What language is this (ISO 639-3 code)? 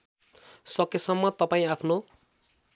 nep